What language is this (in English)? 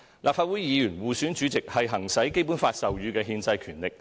Cantonese